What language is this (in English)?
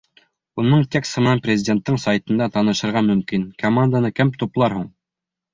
Bashkir